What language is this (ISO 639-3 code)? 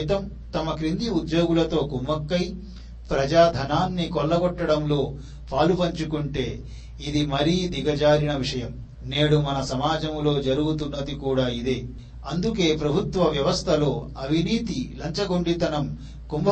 tel